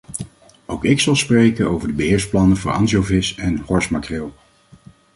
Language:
Dutch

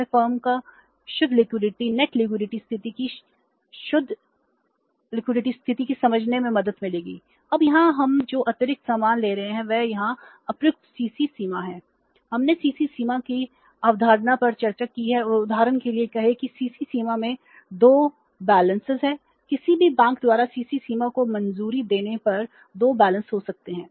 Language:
Hindi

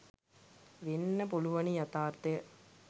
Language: Sinhala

